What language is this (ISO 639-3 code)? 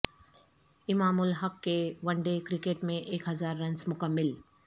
urd